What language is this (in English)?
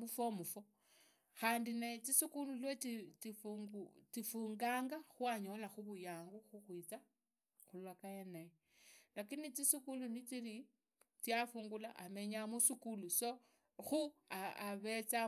Idakho-Isukha-Tiriki